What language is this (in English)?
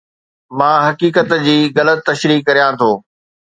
Sindhi